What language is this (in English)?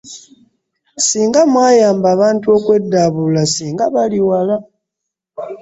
Ganda